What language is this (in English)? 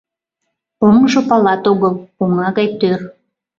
Mari